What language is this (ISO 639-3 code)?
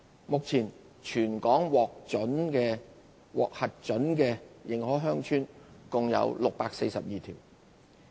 yue